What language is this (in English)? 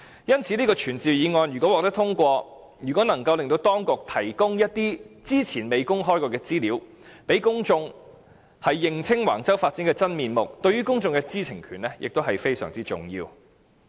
Cantonese